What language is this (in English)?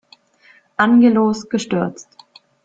German